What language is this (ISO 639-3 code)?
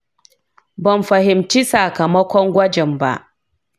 hau